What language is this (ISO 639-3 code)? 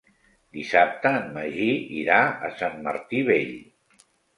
cat